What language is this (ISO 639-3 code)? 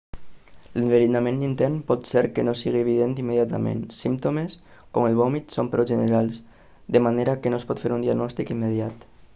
cat